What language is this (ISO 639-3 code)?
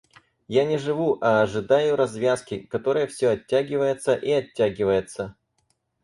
rus